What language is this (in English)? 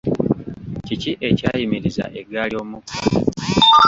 Ganda